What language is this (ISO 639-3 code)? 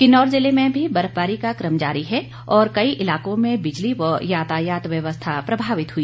hin